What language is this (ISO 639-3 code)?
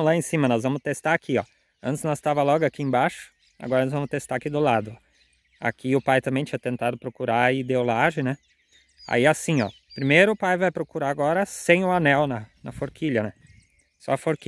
por